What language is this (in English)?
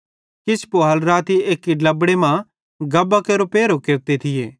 Bhadrawahi